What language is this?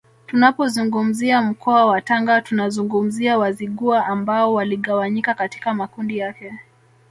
Swahili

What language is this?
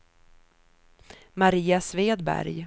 Swedish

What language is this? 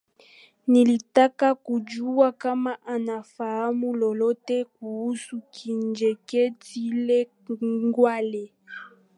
Swahili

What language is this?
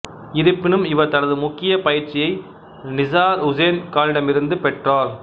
Tamil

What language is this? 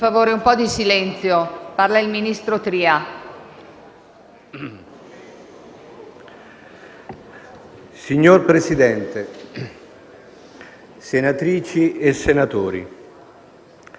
Italian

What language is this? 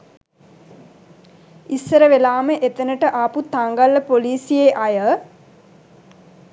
Sinhala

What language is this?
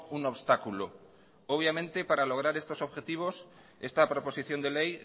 Spanish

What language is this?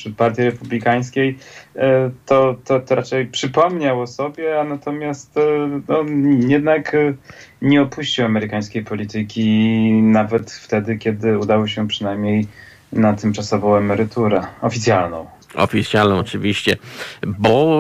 Polish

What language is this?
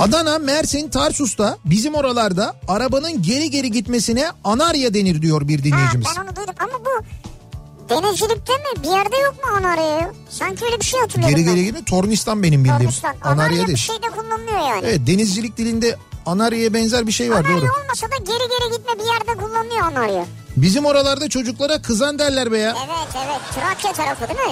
Turkish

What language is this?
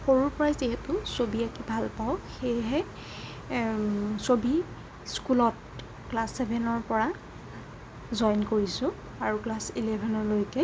Assamese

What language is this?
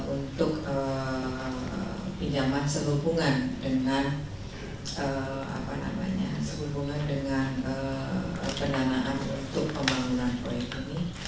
Indonesian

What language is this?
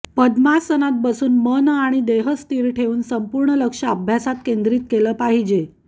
Marathi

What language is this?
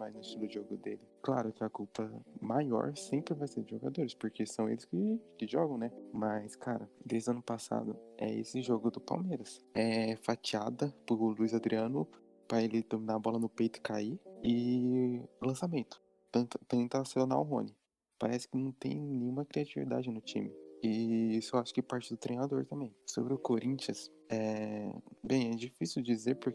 Portuguese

